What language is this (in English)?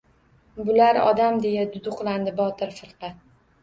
Uzbek